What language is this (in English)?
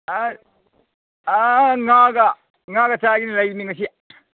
Manipuri